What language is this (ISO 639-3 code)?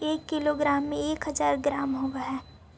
mag